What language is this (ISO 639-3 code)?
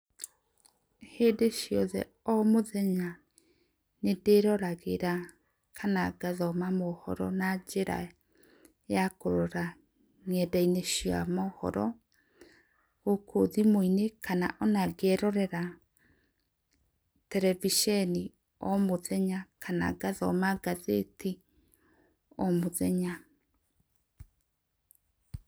kik